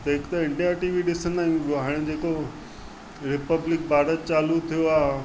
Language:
Sindhi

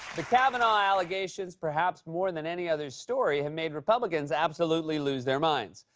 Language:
English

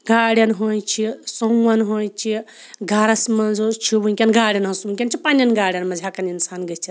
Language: Kashmiri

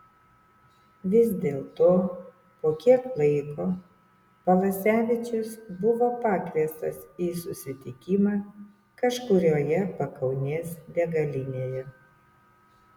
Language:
Lithuanian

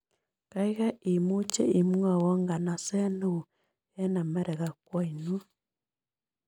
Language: Kalenjin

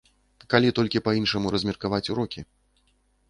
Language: Belarusian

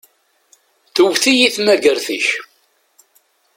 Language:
Kabyle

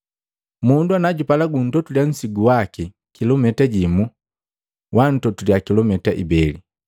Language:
Matengo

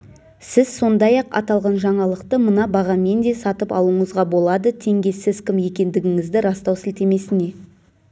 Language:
Kazakh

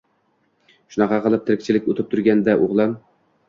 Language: Uzbek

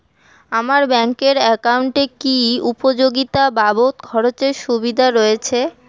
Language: Bangla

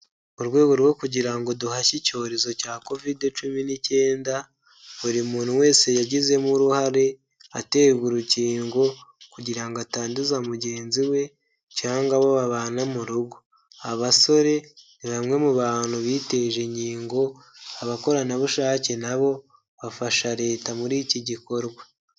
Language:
Kinyarwanda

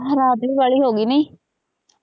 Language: Punjabi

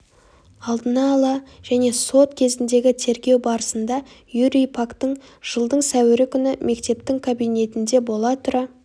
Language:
Kazakh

